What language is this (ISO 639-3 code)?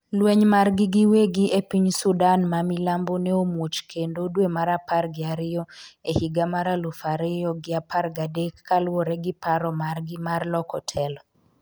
luo